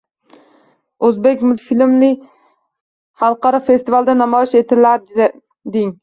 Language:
Uzbek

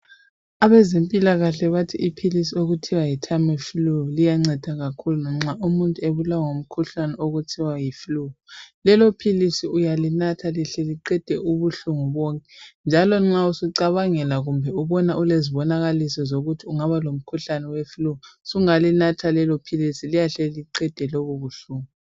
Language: North Ndebele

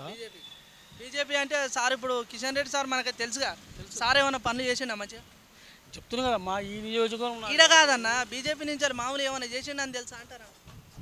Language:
Telugu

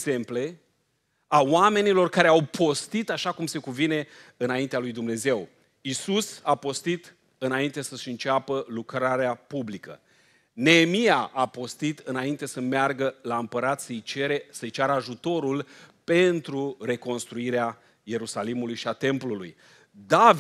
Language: Romanian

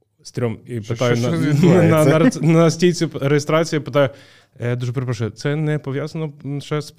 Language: Ukrainian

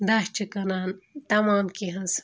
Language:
Kashmiri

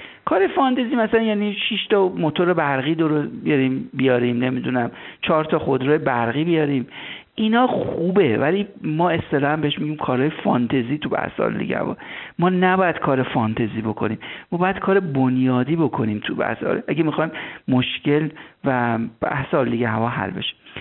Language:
Persian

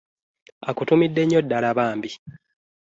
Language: Ganda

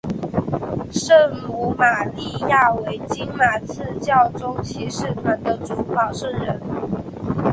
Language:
Chinese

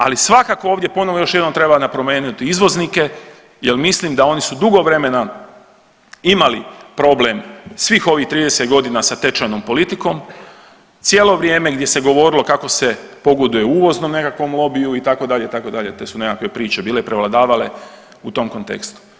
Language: Croatian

